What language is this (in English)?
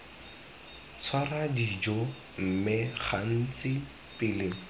Tswana